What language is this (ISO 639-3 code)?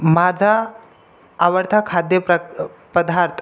mar